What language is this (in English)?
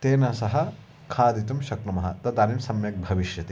Sanskrit